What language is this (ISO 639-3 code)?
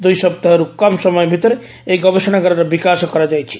ori